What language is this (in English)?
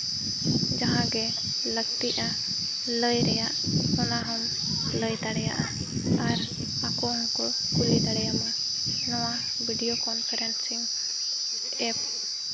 Santali